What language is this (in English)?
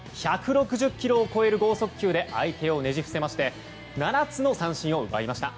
Japanese